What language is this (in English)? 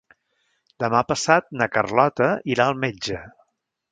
Catalan